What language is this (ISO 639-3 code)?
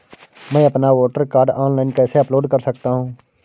hin